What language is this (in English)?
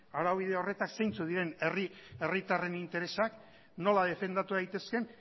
Basque